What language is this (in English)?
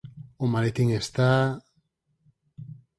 Galician